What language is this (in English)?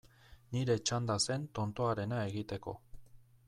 Basque